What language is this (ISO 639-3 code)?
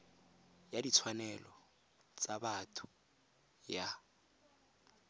tsn